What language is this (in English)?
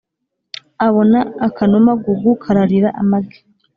Kinyarwanda